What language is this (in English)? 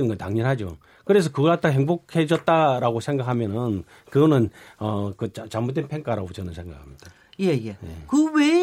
Korean